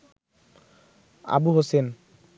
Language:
Bangla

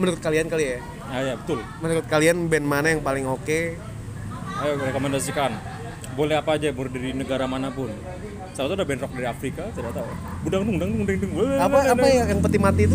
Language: Indonesian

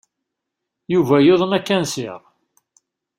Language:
Kabyle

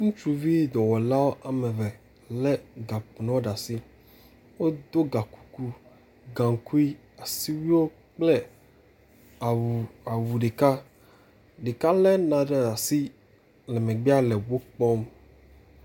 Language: Ewe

